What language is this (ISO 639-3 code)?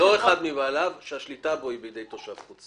heb